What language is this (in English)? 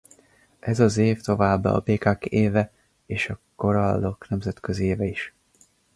Hungarian